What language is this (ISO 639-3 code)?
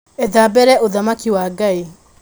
kik